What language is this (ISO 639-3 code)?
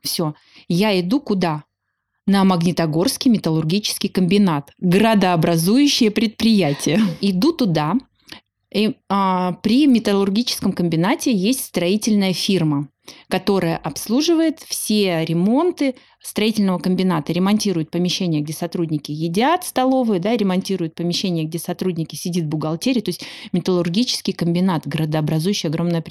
rus